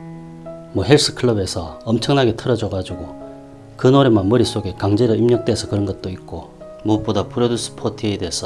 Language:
Korean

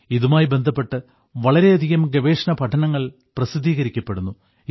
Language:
Malayalam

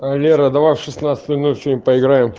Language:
Russian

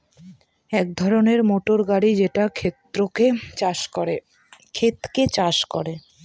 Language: Bangla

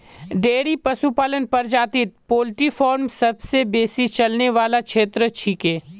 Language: Magahi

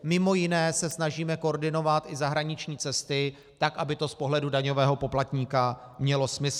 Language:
Czech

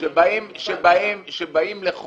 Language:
Hebrew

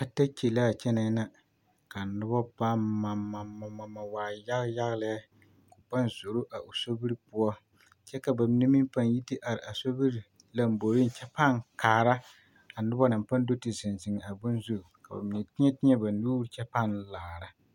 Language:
Southern Dagaare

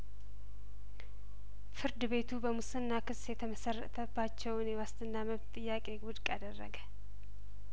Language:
Amharic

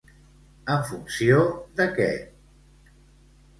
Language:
Catalan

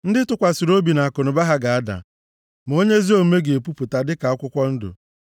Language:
Igbo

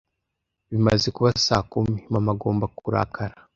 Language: Kinyarwanda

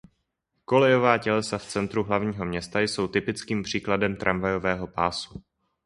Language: Czech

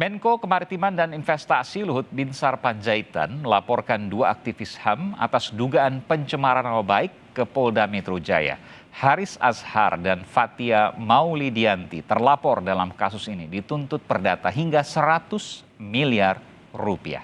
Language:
Indonesian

